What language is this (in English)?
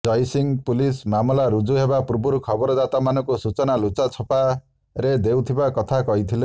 Odia